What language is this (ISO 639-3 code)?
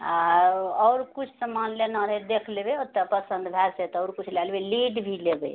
mai